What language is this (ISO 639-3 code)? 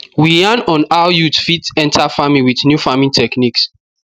pcm